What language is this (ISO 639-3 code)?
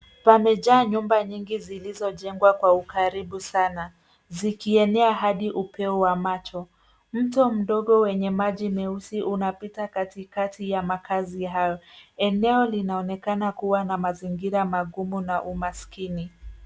swa